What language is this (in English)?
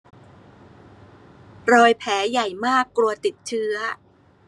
Thai